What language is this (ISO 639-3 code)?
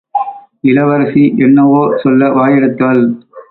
tam